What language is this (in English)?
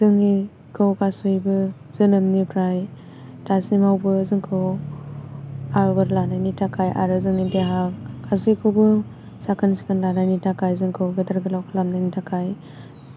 Bodo